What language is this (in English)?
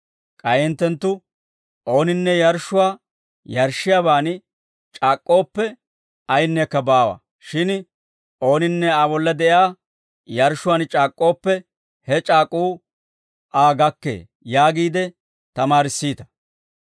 Dawro